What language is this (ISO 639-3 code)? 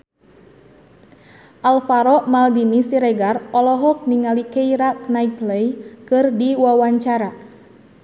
sun